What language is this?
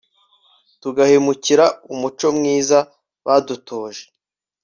Kinyarwanda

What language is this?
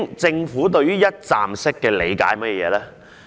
Cantonese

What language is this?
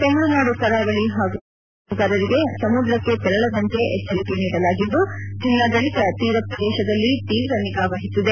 Kannada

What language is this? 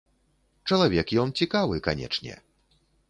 Belarusian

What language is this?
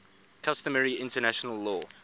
English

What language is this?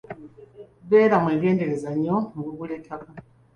Ganda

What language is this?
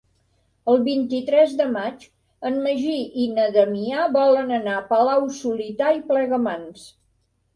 Catalan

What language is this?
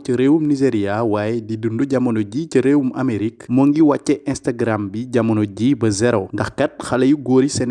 French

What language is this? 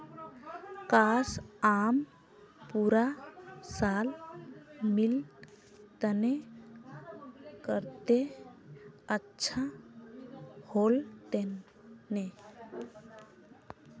Magahi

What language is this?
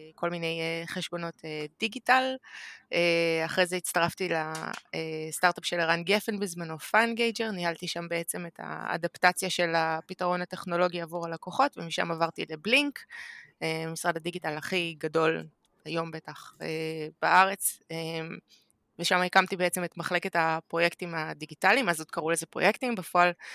Hebrew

